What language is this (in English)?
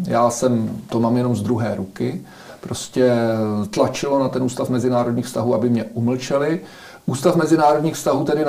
Czech